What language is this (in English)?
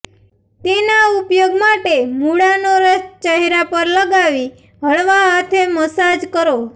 Gujarati